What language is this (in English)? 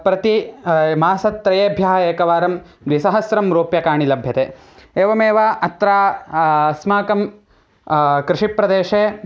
Sanskrit